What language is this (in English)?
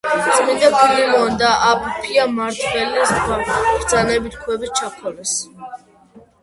Georgian